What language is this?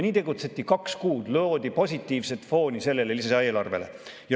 Estonian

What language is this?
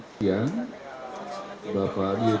Indonesian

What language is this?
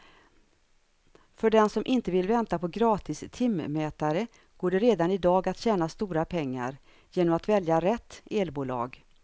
Swedish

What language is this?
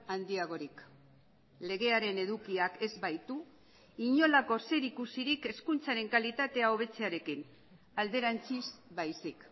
Basque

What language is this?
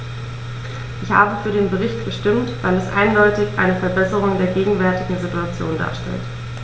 German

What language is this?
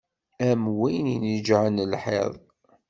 Kabyle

